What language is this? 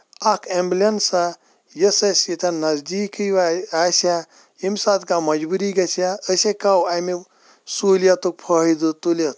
Kashmiri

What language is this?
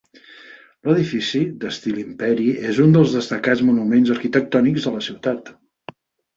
Catalan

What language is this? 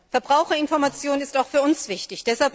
German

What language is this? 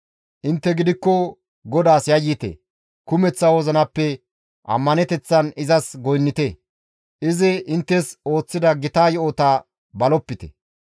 Gamo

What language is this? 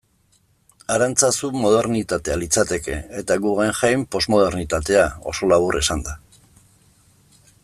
Basque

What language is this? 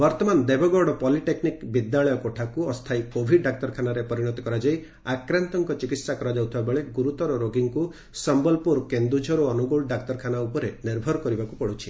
Odia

